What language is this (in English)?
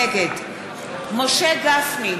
Hebrew